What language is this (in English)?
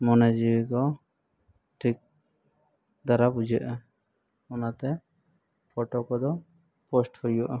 Santali